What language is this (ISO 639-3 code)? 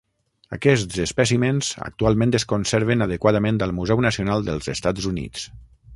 cat